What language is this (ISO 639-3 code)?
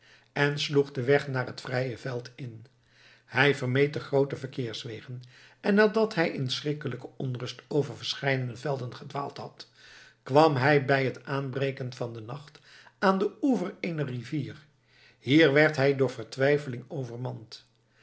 nld